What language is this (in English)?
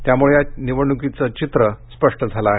Marathi